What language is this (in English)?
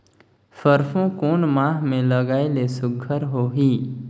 Chhattisgarhi